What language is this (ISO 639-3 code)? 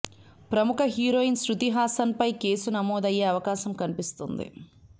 tel